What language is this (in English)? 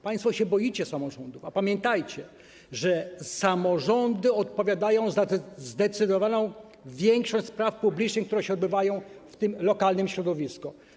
Polish